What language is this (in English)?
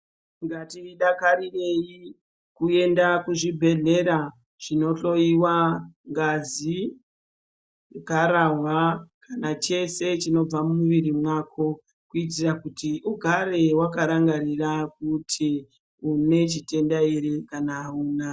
Ndau